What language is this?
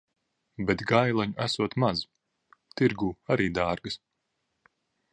Latvian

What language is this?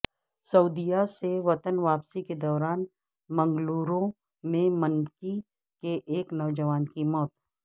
Urdu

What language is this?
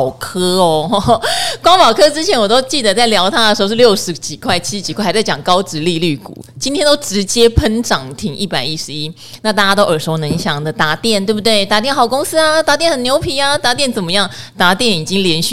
Chinese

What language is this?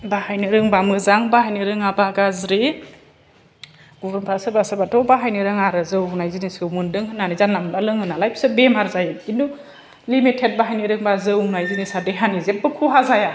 Bodo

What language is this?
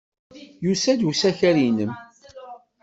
Kabyle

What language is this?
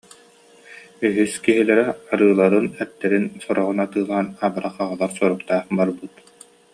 Yakut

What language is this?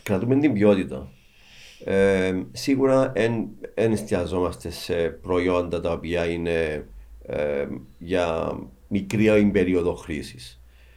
Greek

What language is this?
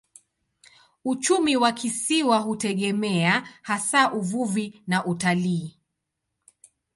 Swahili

